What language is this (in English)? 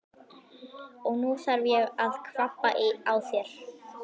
Icelandic